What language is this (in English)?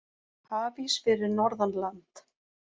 Icelandic